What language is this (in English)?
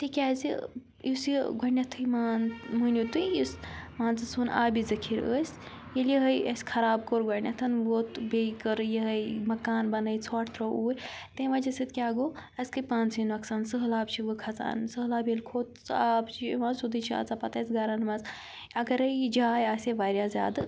Kashmiri